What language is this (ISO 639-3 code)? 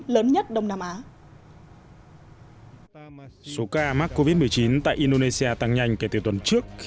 vie